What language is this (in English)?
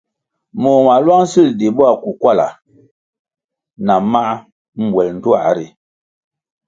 Kwasio